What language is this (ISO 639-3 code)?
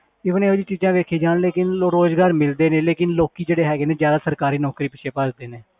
pan